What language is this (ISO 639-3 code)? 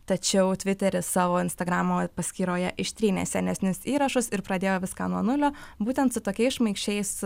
lit